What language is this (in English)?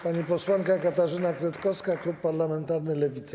Polish